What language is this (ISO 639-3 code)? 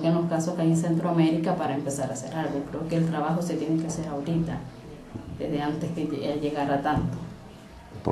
spa